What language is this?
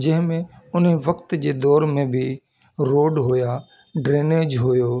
Sindhi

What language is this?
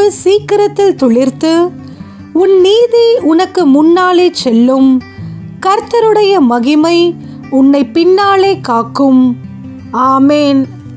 Korean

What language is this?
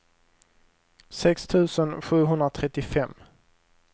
Swedish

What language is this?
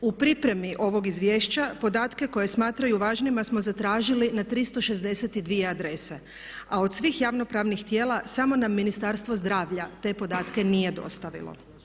Croatian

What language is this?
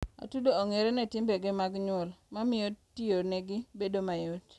Luo (Kenya and Tanzania)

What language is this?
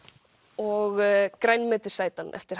Icelandic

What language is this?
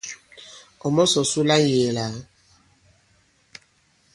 Bankon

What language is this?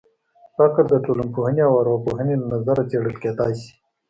Pashto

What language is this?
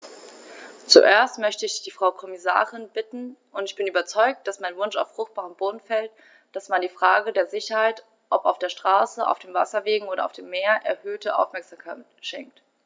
German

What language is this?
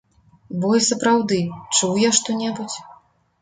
Belarusian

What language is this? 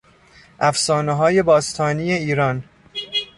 Persian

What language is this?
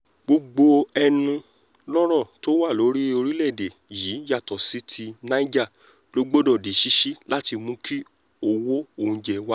Yoruba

